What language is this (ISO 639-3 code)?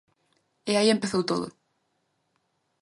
glg